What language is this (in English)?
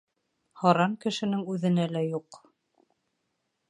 Bashkir